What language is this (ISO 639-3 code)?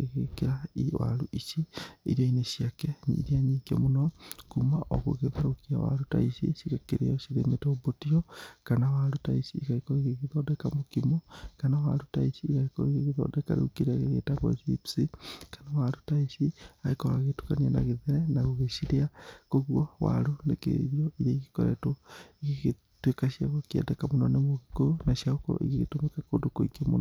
kik